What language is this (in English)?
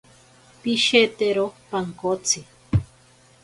Ashéninka Perené